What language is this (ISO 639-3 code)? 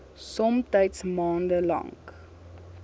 afr